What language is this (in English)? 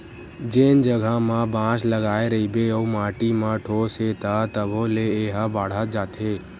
Chhattisgarhi